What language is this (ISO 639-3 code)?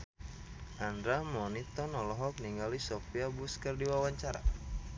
sun